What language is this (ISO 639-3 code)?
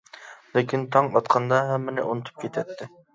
uig